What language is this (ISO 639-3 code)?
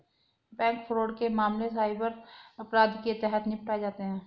hin